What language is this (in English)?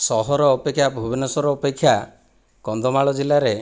Odia